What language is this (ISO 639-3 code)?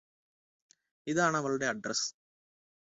mal